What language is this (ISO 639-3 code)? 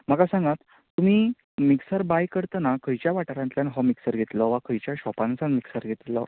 kok